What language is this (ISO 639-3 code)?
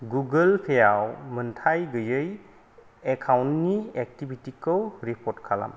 brx